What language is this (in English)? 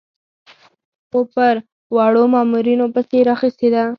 Pashto